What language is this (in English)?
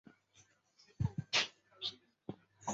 Chinese